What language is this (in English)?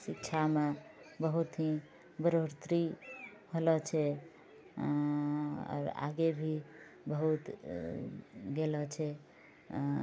Maithili